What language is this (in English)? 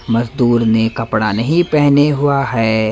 Hindi